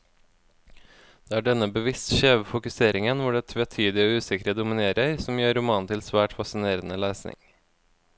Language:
Norwegian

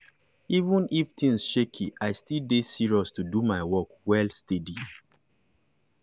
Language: Nigerian Pidgin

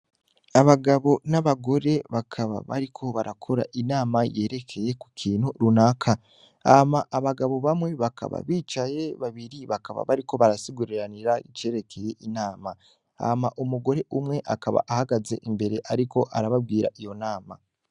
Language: Rundi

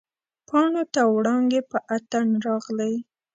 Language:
Pashto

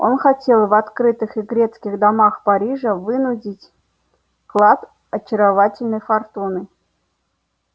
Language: Russian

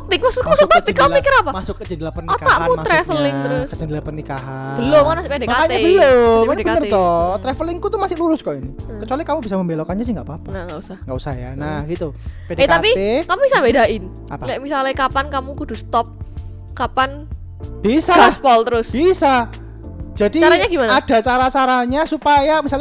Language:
Indonesian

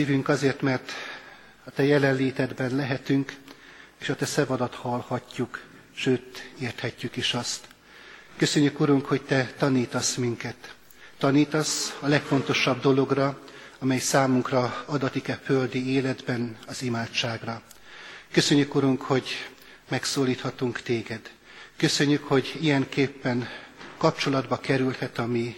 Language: Hungarian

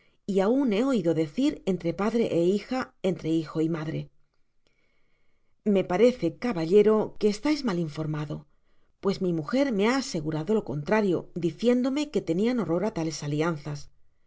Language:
Spanish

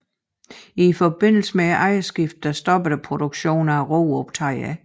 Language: Danish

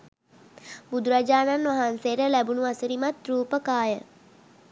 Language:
Sinhala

